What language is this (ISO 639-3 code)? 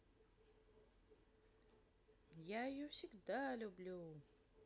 rus